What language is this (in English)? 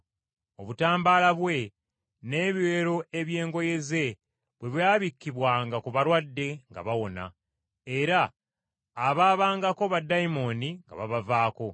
Ganda